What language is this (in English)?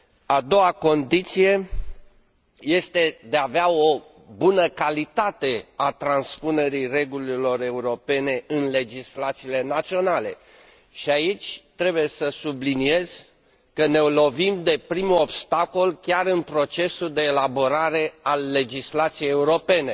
Romanian